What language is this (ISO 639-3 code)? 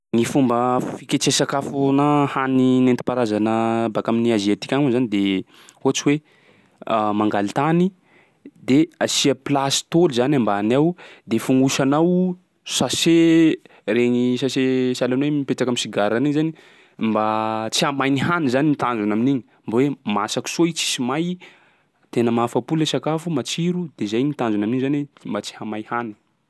skg